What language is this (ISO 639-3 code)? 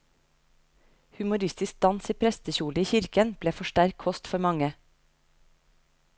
nor